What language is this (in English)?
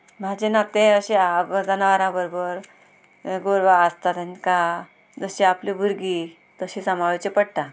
Konkani